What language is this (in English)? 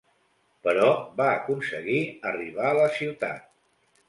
Catalan